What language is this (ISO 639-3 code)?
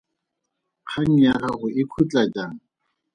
tsn